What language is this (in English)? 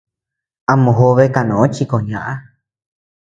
Tepeuxila Cuicatec